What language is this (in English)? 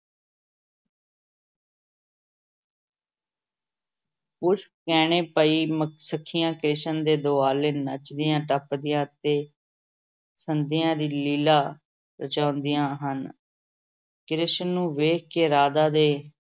Punjabi